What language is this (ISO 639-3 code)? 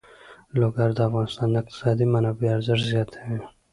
pus